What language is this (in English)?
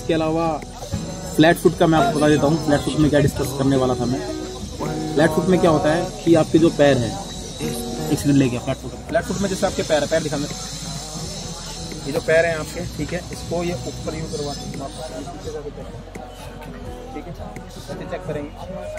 Hindi